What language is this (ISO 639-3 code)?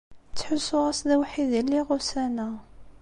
kab